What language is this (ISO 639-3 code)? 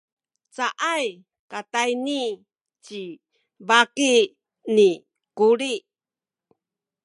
szy